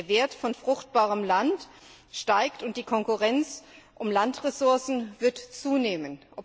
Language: German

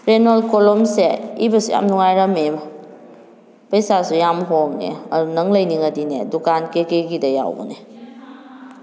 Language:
Manipuri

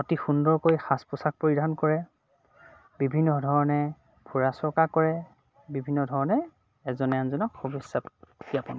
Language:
Assamese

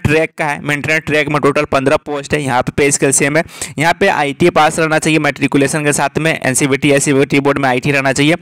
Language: Hindi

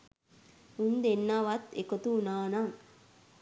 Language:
Sinhala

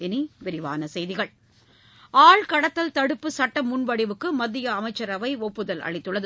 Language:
Tamil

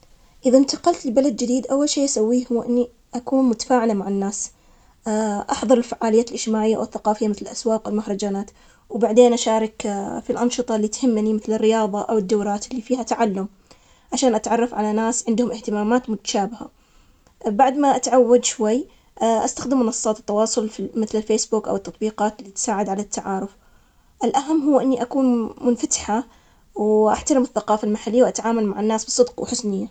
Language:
Omani Arabic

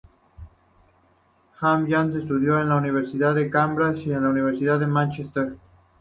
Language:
Spanish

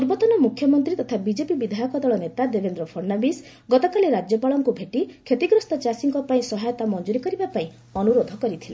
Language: Odia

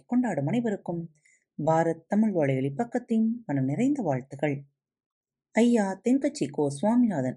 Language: Tamil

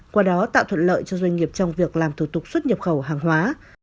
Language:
Vietnamese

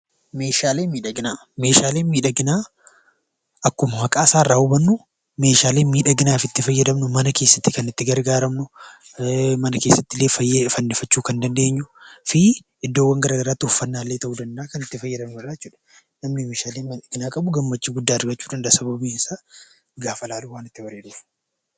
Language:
Oromo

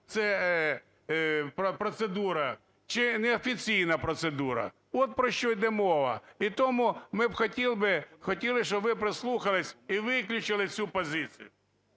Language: Ukrainian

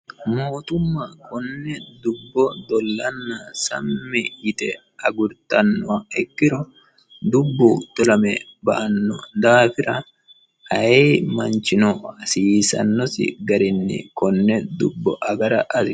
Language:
Sidamo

